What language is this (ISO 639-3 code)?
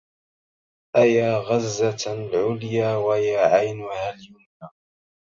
ara